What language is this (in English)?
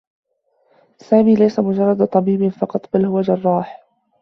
Arabic